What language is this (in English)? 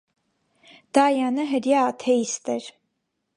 Armenian